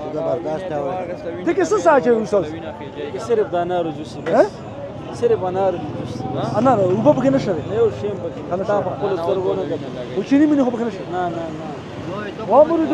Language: Arabic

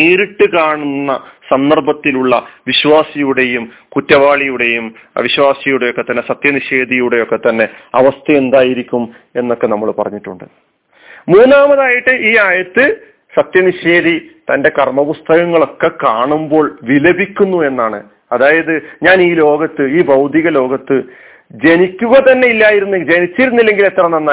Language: Malayalam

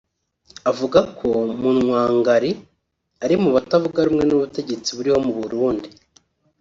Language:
Kinyarwanda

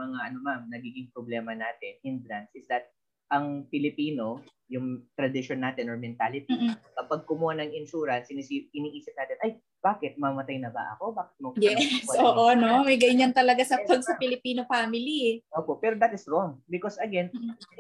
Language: Filipino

